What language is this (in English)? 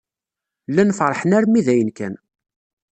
Kabyle